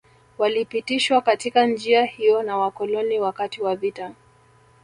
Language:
Swahili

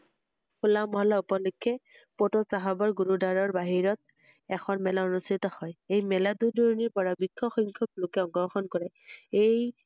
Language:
Assamese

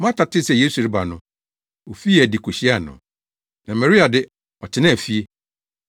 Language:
Akan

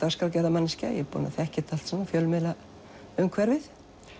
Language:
Icelandic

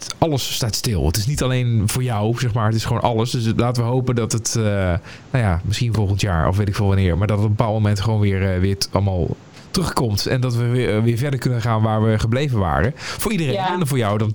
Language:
Dutch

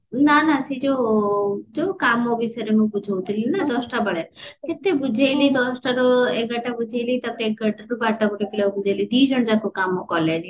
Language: Odia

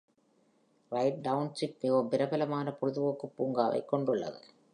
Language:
Tamil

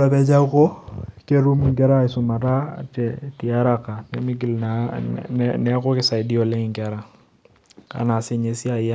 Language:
Masai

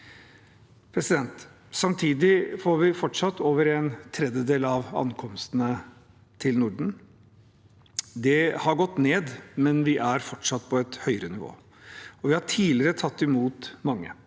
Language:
Norwegian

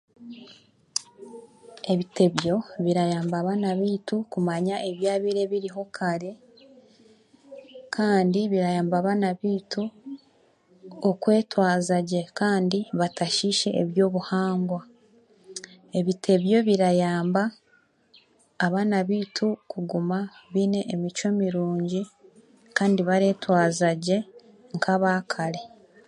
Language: Chiga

